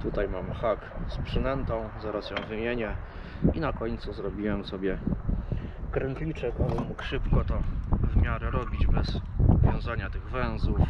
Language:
Polish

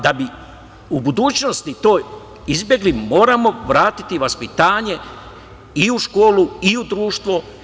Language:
Serbian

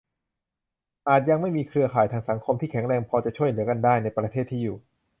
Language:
Thai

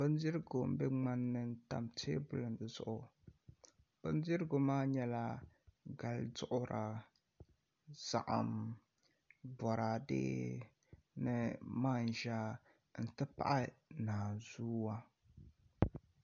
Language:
Dagbani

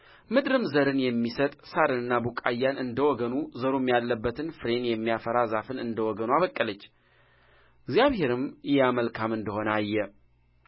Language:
Amharic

